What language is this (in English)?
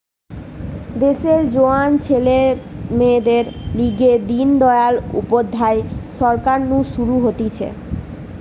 Bangla